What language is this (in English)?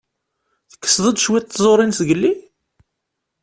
Kabyle